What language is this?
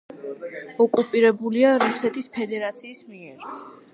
Georgian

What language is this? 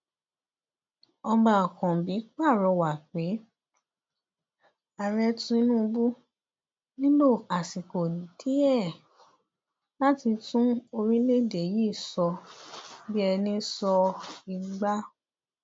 Yoruba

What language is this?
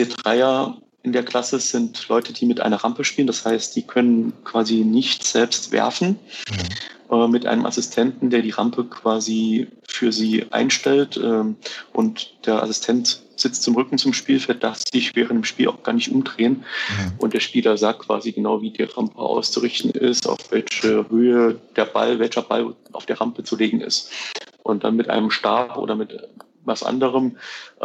German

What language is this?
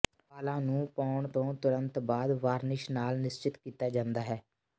Punjabi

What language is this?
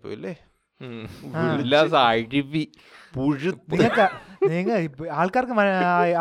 Malayalam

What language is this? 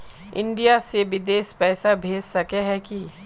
Magahi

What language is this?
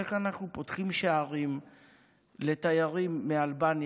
Hebrew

